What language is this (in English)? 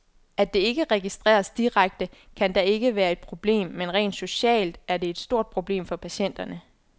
Danish